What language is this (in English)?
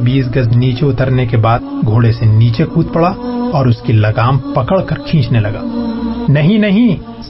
Urdu